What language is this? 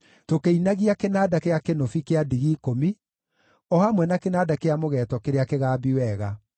Kikuyu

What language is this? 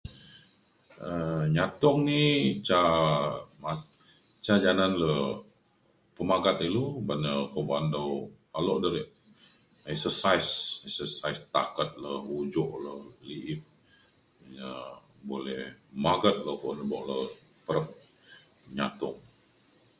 Mainstream Kenyah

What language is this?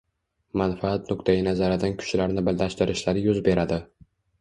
Uzbek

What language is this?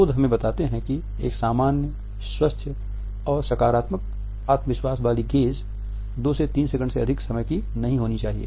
Hindi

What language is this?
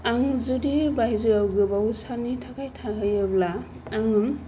Bodo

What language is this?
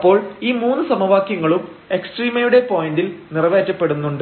Malayalam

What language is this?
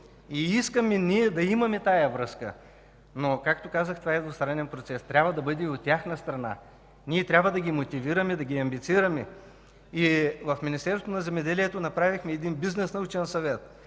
Bulgarian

